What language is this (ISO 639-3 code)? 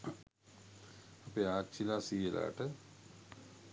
sin